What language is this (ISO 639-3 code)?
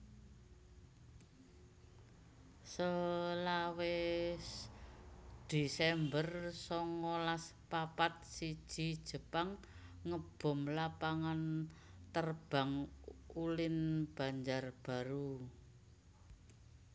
jav